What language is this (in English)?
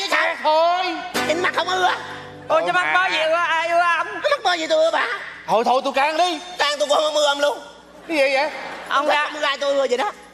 Vietnamese